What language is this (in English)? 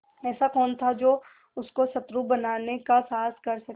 Hindi